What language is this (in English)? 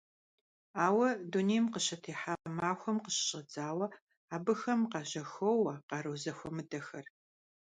Kabardian